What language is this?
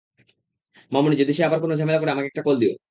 Bangla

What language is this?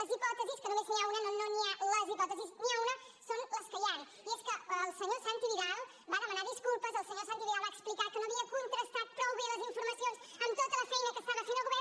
Catalan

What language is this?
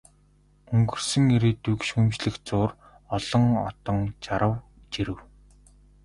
Mongolian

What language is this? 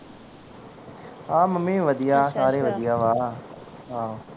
Punjabi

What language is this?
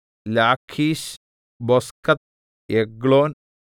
Malayalam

